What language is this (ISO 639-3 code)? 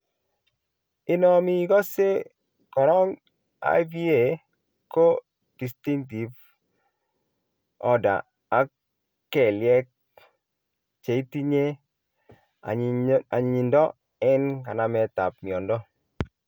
kln